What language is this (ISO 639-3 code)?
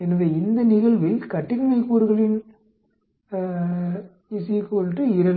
tam